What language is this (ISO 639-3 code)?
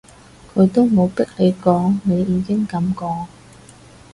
yue